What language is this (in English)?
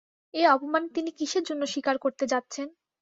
Bangla